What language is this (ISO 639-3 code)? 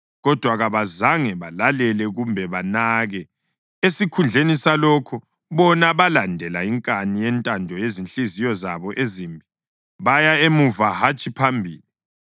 nde